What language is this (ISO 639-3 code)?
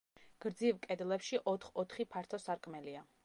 kat